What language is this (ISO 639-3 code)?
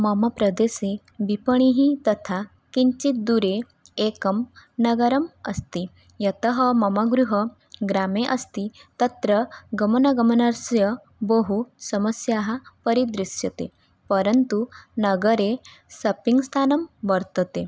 san